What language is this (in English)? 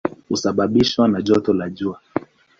Swahili